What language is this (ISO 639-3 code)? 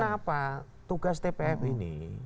ind